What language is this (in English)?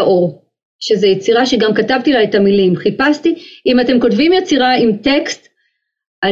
Hebrew